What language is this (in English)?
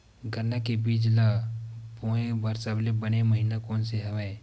Chhattisgarhi